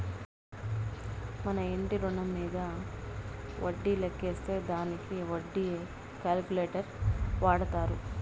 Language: Telugu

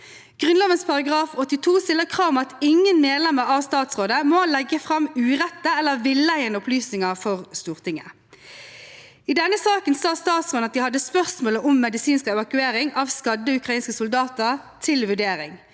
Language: Norwegian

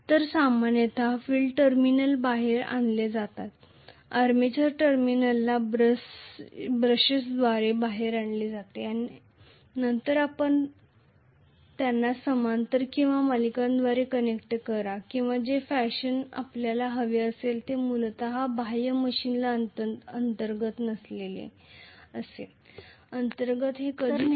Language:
Marathi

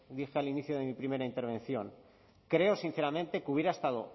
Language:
Spanish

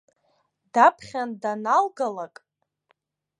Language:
Abkhazian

